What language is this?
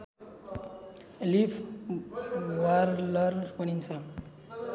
Nepali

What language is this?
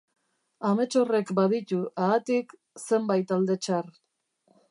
Basque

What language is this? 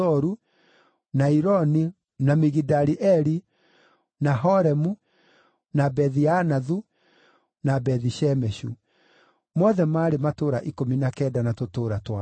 Kikuyu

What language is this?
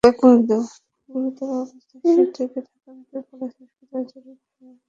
Bangla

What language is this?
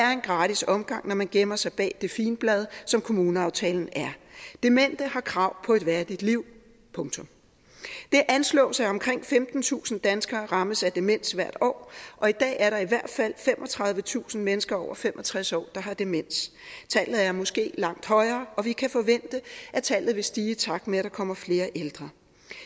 Danish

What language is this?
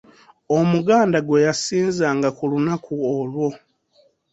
Ganda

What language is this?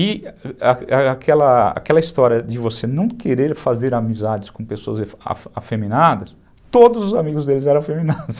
Portuguese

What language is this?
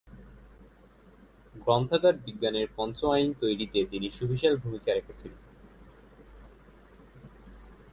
Bangla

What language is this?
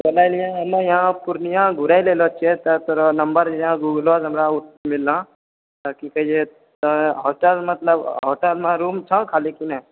Maithili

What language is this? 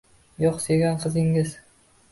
Uzbek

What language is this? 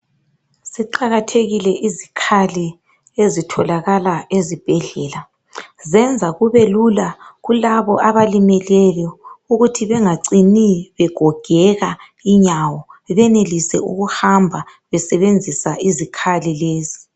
North Ndebele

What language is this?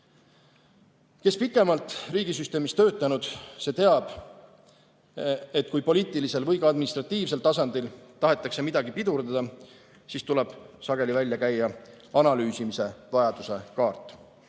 Estonian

